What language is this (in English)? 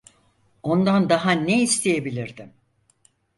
Turkish